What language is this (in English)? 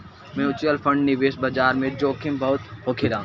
Bhojpuri